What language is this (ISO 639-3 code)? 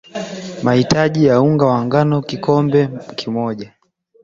swa